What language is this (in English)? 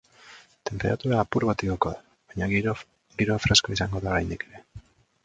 Basque